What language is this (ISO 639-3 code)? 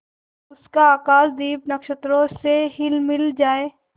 hin